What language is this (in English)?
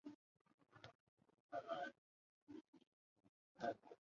Chinese